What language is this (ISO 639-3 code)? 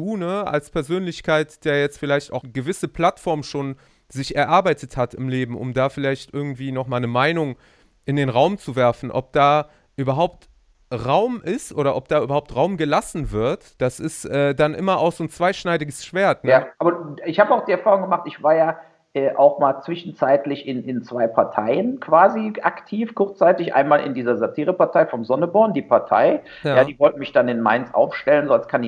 deu